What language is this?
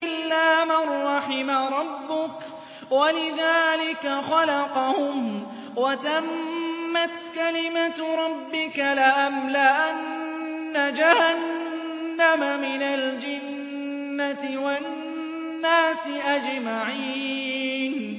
Arabic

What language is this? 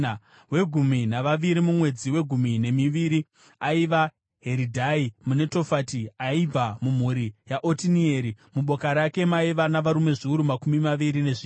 Shona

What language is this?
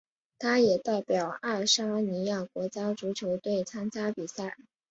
Chinese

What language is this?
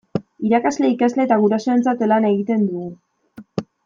Basque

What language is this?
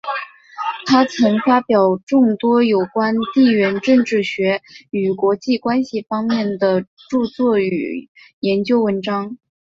Chinese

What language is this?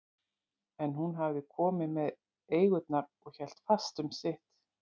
Icelandic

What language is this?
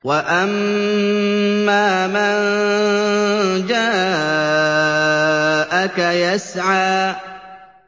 Arabic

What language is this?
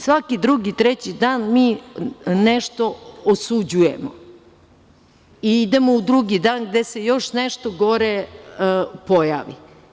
Serbian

